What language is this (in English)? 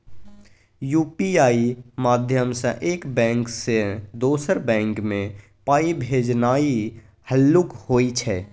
Maithili